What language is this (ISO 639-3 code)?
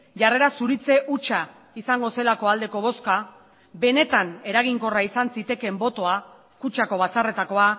eus